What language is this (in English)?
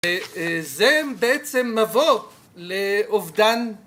Hebrew